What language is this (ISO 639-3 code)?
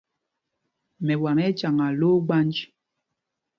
mgg